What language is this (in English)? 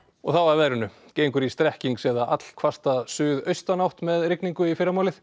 Icelandic